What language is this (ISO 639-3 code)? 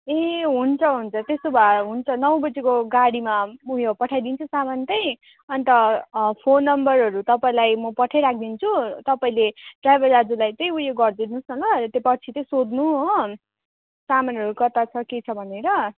nep